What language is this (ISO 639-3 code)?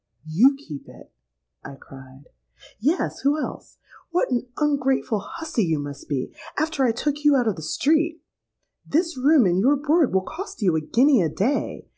eng